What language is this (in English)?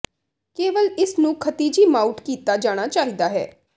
Punjabi